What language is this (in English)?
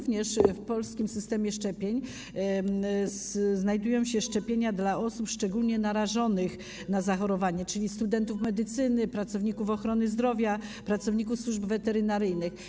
Polish